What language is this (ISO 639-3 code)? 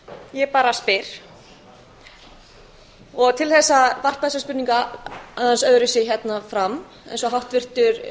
isl